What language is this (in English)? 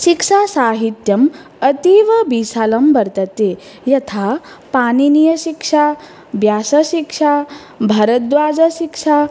Sanskrit